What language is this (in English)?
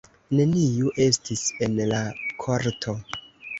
Esperanto